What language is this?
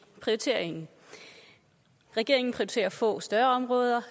Danish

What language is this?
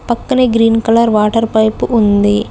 Telugu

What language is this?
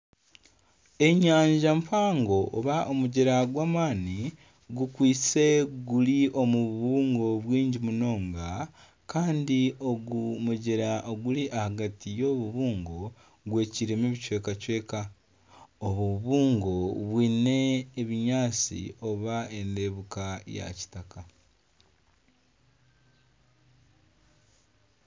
Nyankole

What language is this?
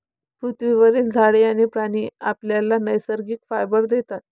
Marathi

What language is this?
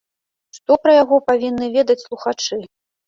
Belarusian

